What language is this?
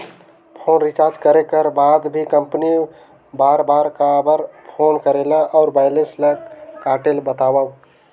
Chhattisgarhi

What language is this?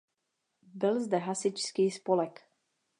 Czech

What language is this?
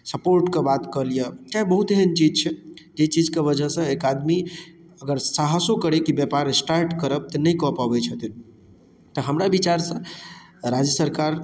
Maithili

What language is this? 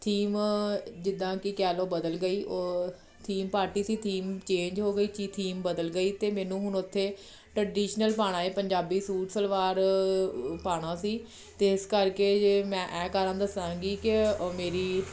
Punjabi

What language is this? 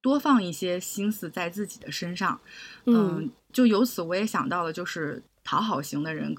Chinese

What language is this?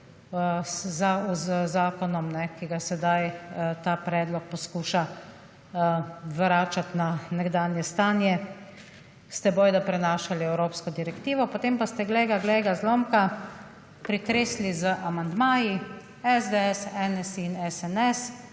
Slovenian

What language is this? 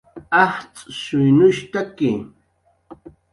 Jaqaru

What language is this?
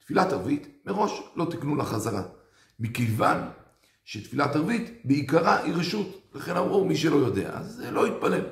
Hebrew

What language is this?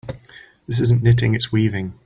English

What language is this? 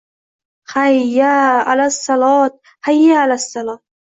Uzbek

